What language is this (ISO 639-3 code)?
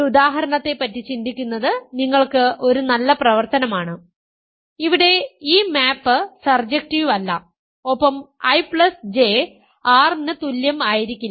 mal